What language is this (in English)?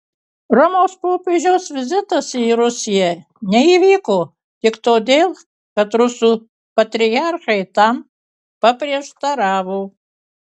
Lithuanian